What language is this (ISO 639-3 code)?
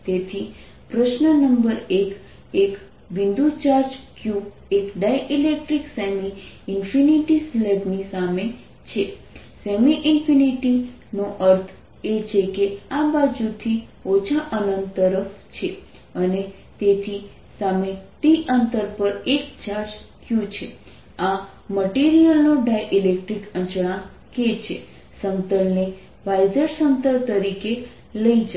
guj